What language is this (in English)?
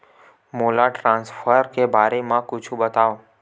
Chhattisgarhi